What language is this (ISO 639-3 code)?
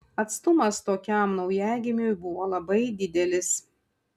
lit